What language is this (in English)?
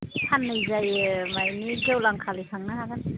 Bodo